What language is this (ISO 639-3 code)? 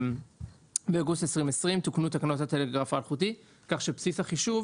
heb